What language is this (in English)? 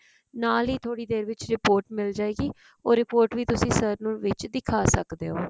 Punjabi